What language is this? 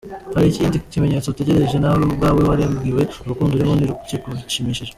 Kinyarwanda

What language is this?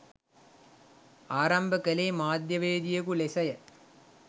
Sinhala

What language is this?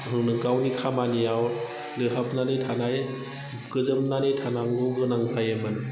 Bodo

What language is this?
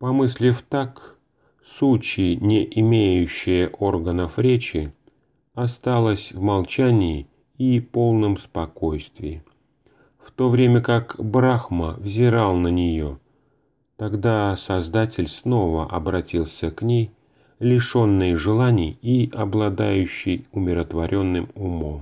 Russian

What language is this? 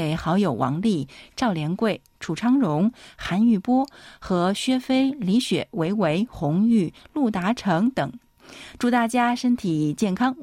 Chinese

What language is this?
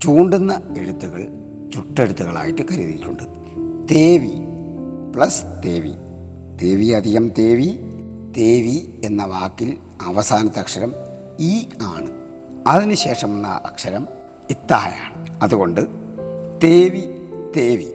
Malayalam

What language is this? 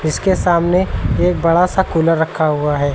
Hindi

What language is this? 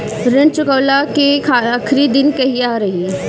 Bhojpuri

